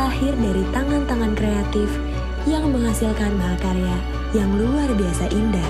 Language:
Indonesian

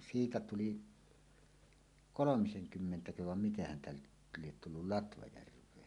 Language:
Finnish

